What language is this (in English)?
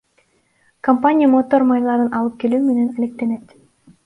Kyrgyz